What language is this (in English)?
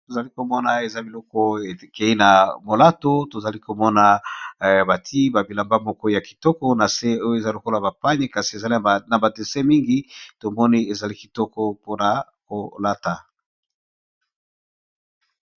Lingala